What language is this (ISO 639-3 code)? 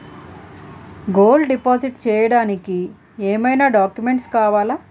tel